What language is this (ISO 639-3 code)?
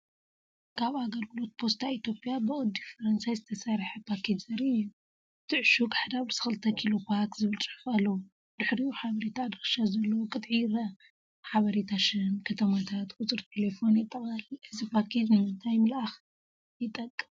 tir